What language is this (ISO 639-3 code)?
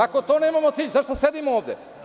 srp